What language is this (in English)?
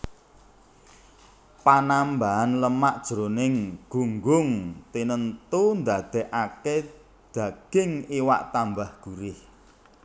Javanese